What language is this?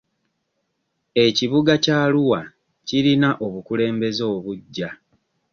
Ganda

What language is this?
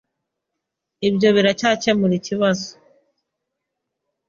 Kinyarwanda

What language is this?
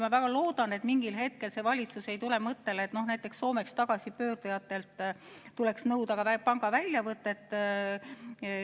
Estonian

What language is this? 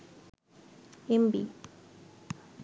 Bangla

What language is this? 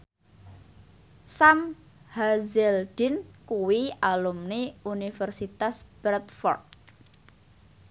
Javanese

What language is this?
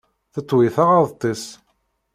Kabyle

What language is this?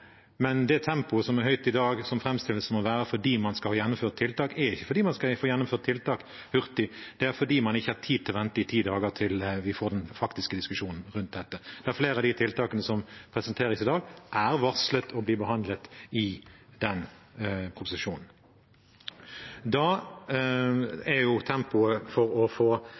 Norwegian Bokmål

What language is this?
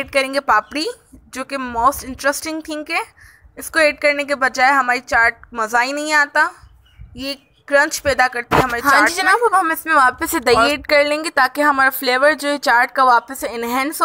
Hindi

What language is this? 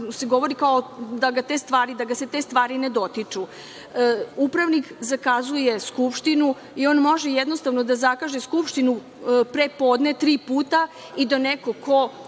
Serbian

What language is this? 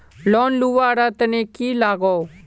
Magahi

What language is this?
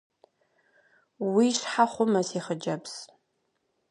Kabardian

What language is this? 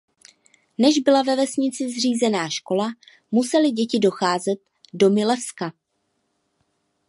Czech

